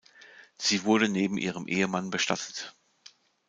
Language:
German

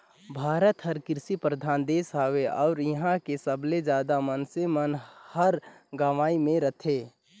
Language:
Chhattisgarhi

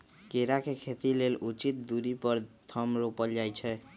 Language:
Magahi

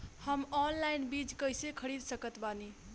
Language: Bhojpuri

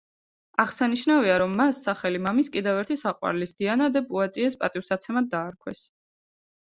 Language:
Georgian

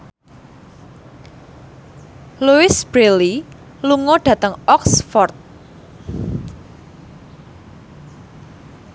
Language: Javanese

